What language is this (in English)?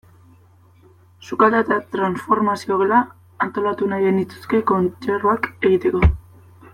Basque